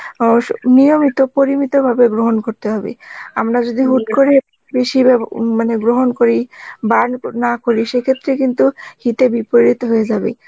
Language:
Bangla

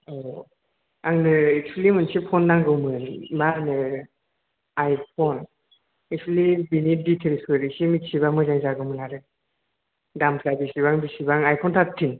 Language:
Bodo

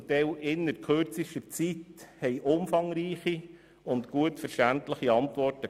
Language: Swiss German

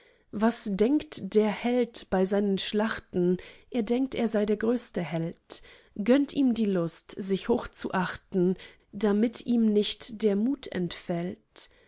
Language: German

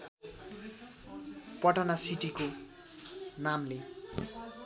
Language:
Nepali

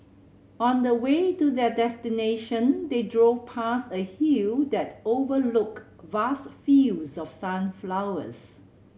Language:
English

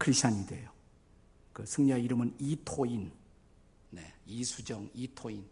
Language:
Korean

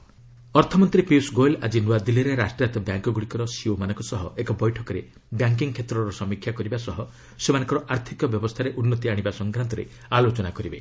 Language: Odia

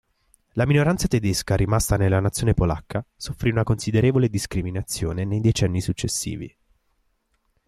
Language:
Italian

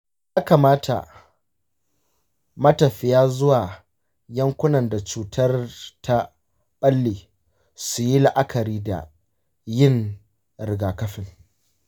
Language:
Hausa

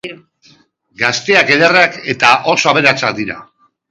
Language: Basque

